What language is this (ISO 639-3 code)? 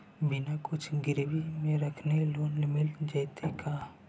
mag